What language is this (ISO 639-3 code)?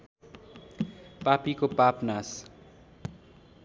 nep